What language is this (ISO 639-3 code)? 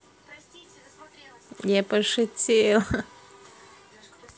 rus